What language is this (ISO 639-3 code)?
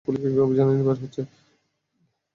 ben